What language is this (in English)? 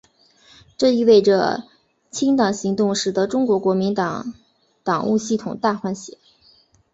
Chinese